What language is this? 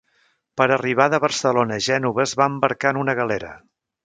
Catalan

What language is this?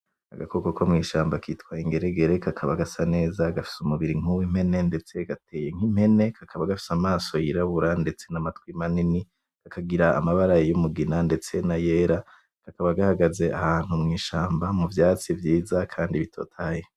Rundi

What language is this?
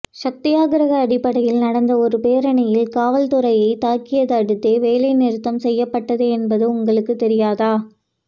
Tamil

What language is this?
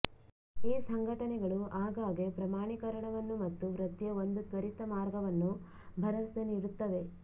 Kannada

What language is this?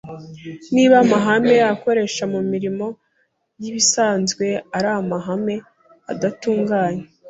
Kinyarwanda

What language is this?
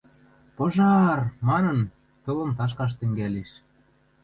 Western Mari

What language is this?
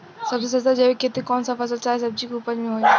Bhojpuri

